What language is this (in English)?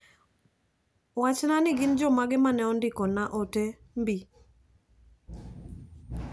Luo (Kenya and Tanzania)